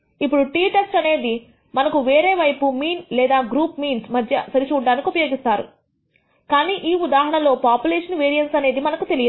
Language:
Telugu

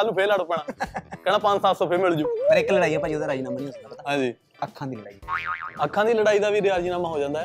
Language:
Punjabi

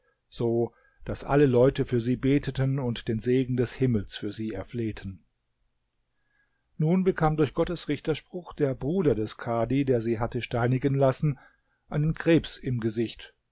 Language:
German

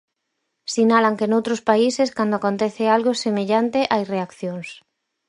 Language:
Galician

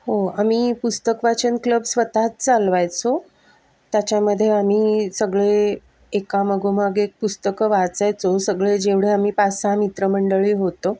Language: Marathi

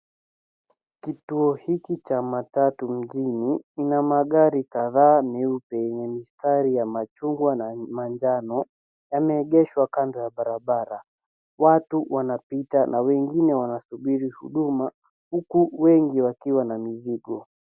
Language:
Swahili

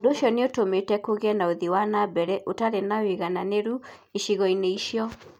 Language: Kikuyu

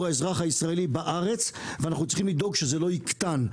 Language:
Hebrew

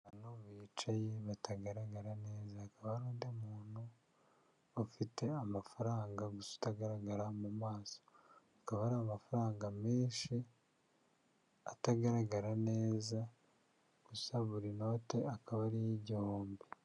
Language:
Kinyarwanda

